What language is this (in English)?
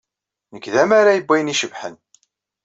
Kabyle